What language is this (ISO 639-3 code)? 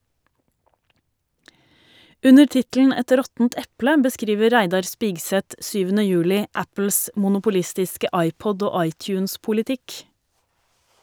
nor